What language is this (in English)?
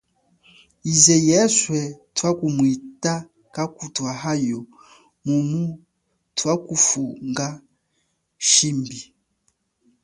Chokwe